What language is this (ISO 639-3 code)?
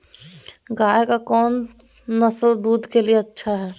mag